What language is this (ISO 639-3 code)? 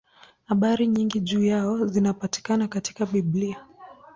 swa